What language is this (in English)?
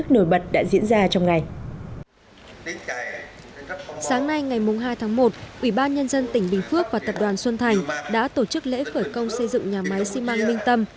Vietnamese